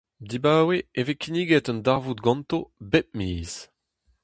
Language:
Breton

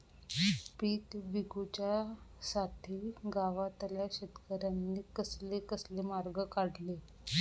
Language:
Marathi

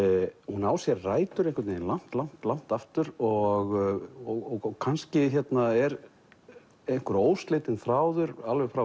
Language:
Icelandic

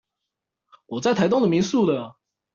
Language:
Chinese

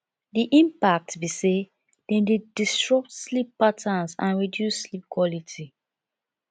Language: Nigerian Pidgin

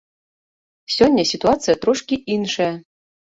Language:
Belarusian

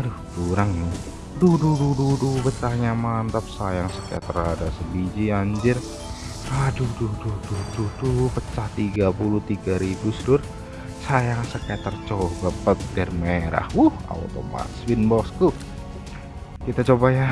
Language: Indonesian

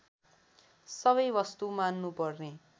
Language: Nepali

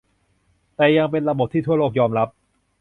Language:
Thai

